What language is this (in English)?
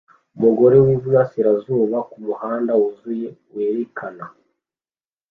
Kinyarwanda